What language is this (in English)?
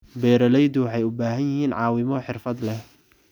Somali